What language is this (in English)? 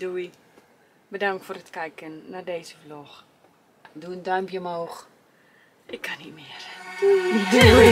Dutch